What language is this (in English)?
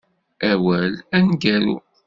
Kabyle